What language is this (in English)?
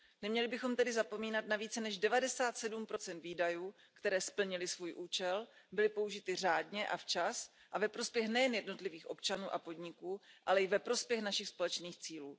Czech